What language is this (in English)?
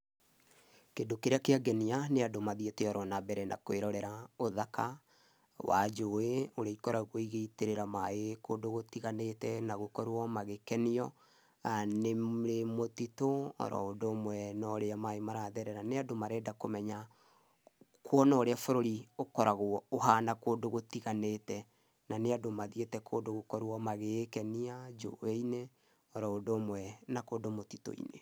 Kikuyu